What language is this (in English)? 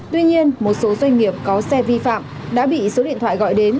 Vietnamese